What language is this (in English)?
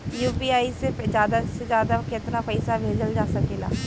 Bhojpuri